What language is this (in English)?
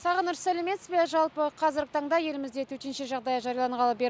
Kazakh